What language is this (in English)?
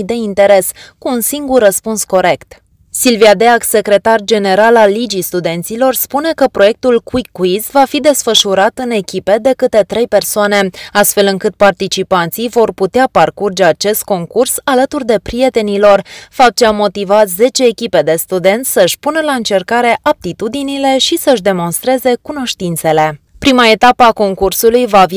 Romanian